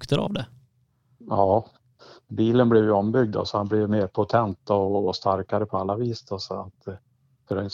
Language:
Swedish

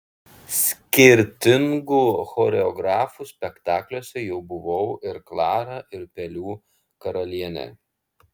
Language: Lithuanian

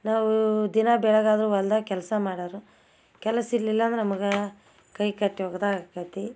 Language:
Kannada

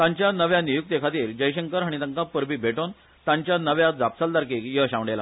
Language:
Konkani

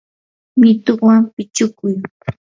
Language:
Yanahuanca Pasco Quechua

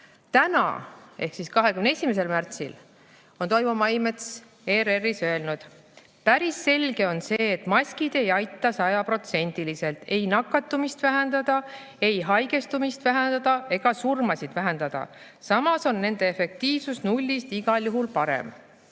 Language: Estonian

